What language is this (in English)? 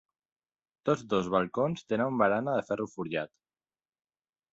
Catalan